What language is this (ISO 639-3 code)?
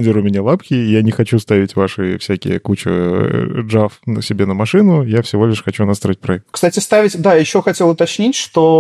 rus